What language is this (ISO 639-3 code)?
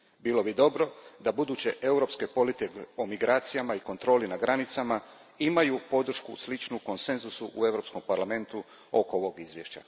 hrv